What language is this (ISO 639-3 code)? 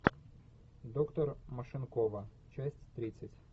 rus